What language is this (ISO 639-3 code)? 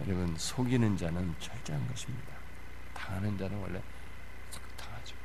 kor